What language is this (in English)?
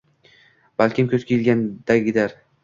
Uzbek